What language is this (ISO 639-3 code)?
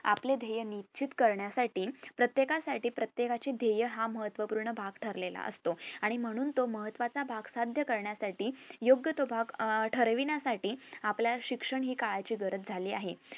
mar